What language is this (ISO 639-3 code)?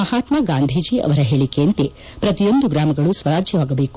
kan